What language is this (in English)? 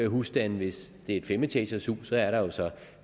Danish